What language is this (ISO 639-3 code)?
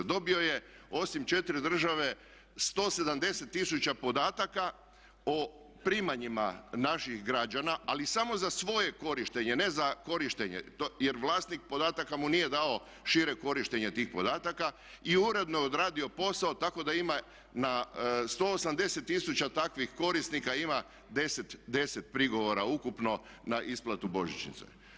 hrv